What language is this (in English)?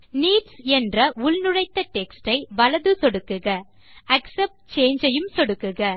Tamil